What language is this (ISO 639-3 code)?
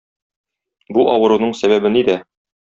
tat